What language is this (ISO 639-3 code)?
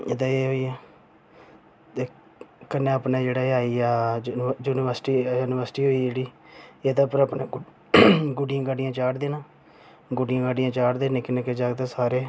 doi